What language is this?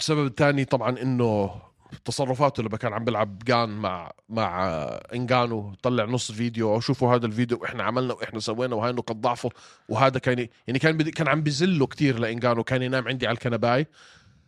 Arabic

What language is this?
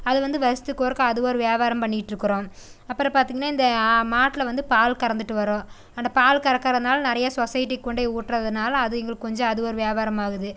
Tamil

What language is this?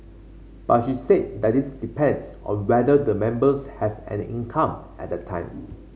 English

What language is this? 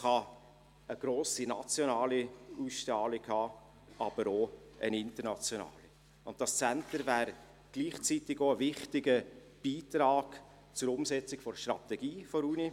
Swiss German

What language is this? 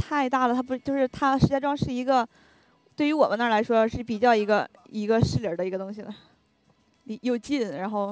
Chinese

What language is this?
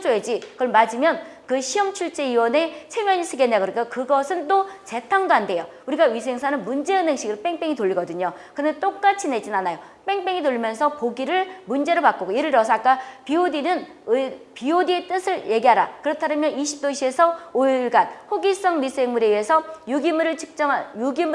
Korean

